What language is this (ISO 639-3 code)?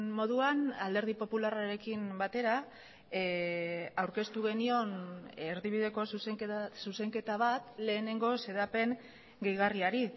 eus